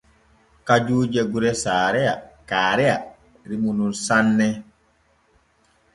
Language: Borgu Fulfulde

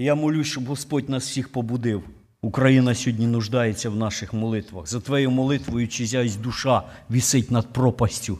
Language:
Ukrainian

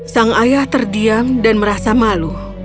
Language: Indonesian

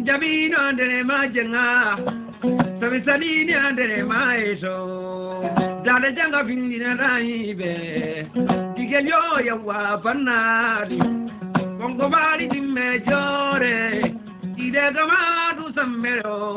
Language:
Fula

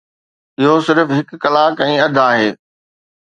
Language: Sindhi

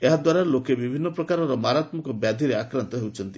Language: Odia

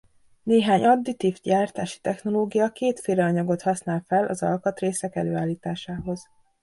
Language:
Hungarian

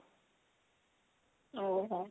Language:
Odia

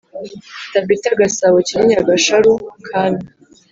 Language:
Kinyarwanda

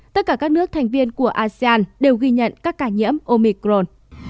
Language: Vietnamese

